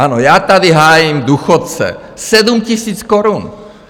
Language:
Czech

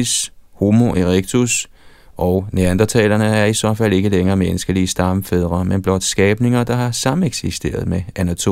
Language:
Danish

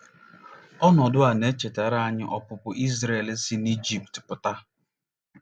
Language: Igbo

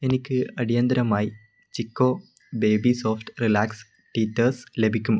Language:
Malayalam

